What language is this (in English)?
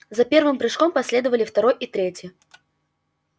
Russian